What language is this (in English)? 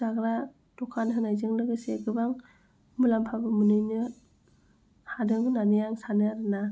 Bodo